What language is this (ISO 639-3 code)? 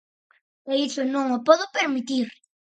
glg